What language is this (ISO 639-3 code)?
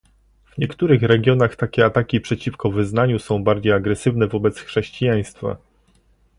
pol